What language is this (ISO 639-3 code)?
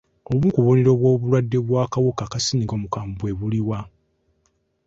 lug